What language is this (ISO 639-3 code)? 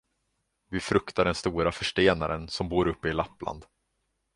swe